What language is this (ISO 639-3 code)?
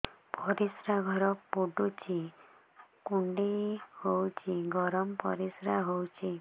ori